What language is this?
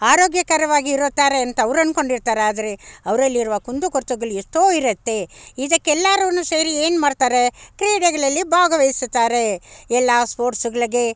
Kannada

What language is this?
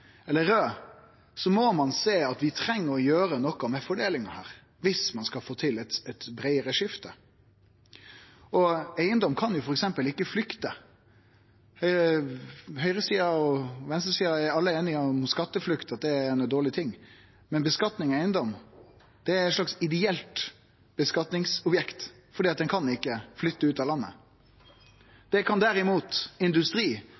Norwegian Nynorsk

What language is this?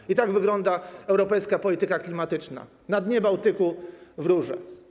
Polish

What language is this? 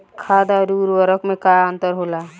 Bhojpuri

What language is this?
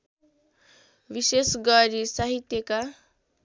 Nepali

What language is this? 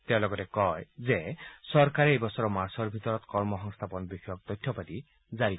Assamese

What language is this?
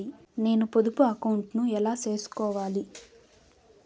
Telugu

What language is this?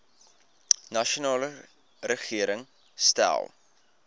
Afrikaans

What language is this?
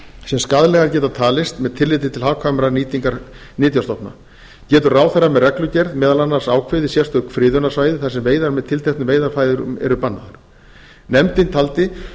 Icelandic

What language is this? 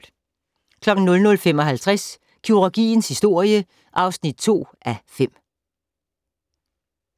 Danish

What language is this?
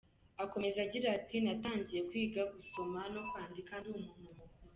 Kinyarwanda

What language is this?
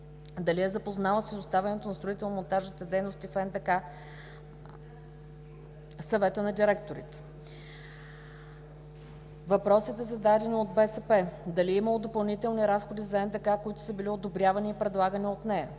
Bulgarian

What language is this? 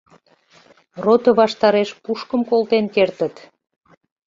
Mari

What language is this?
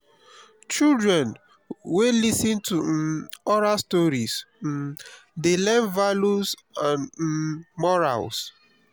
Nigerian Pidgin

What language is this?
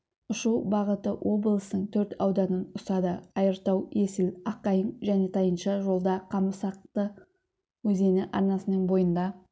Kazakh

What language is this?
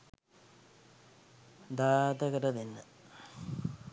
Sinhala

